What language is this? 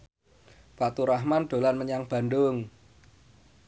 Javanese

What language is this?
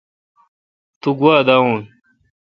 Kalkoti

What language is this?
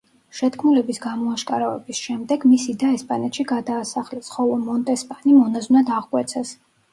Georgian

